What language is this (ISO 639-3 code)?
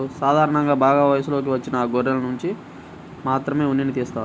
tel